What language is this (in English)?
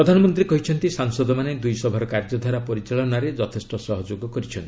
Odia